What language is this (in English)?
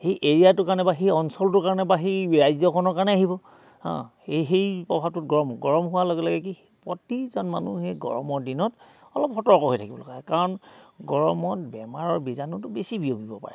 Assamese